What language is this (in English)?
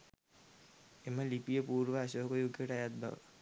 Sinhala